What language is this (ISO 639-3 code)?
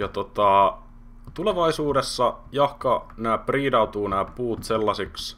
fin